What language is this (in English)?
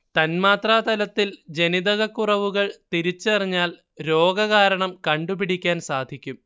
Malayalam